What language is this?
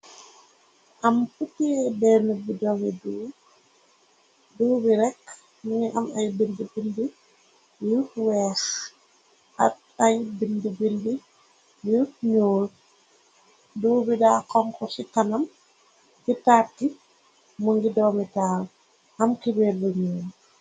Wolof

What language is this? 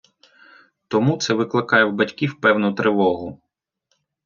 Ukrainian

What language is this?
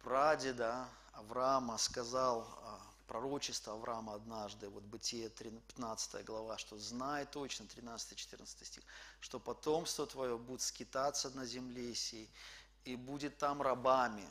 Russian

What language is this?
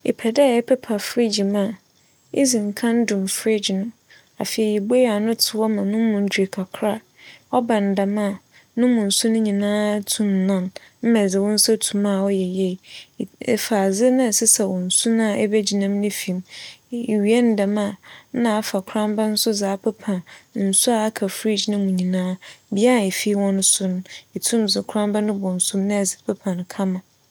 Akan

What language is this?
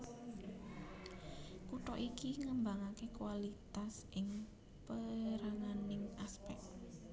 Javanese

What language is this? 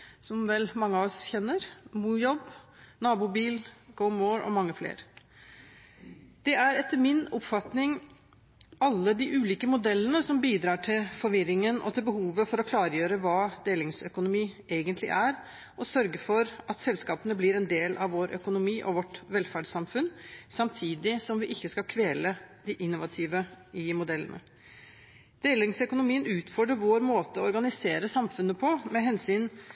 Norwegian Bokmål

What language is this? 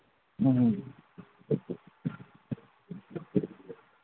Manipuri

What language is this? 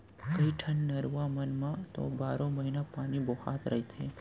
Chhattisgarhi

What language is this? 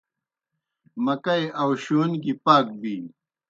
Kohistani Shina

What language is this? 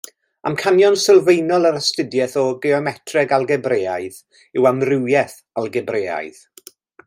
Welsh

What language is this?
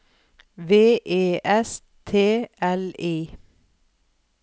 Norwegian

